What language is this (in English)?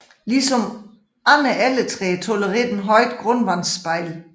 Danish